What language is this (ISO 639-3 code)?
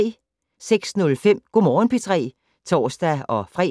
dan